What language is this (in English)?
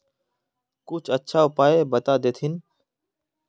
Magahi